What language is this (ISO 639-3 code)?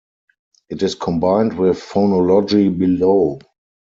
eng